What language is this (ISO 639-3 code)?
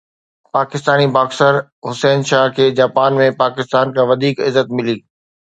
snd